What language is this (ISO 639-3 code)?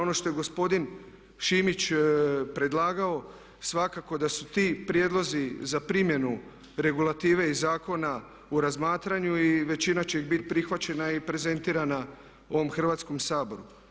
hrv